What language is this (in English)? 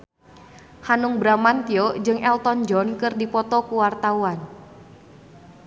Sundanese